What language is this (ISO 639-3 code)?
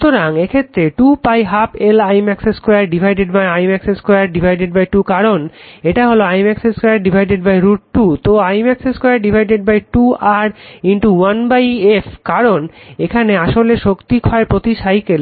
ben